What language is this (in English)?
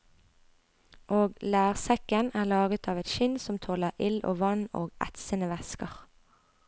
Norwegian